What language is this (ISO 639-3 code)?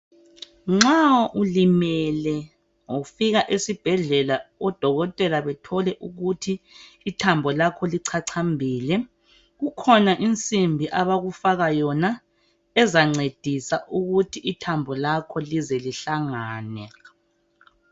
nde